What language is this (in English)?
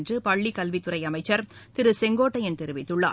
Tamil